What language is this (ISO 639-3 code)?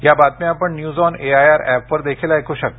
mar